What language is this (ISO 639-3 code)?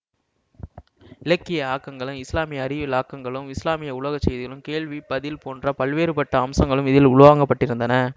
tam